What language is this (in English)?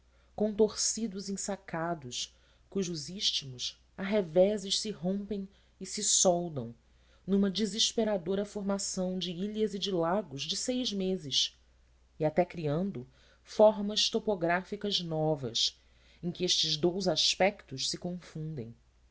Portuguese